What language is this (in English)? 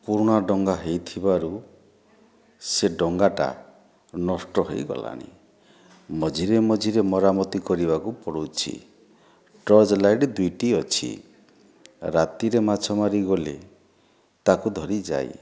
Odia